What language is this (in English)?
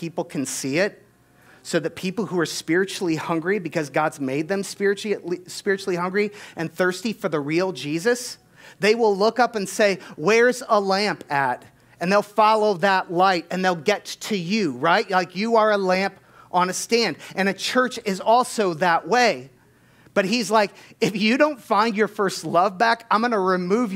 English